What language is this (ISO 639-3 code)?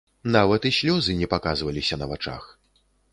bel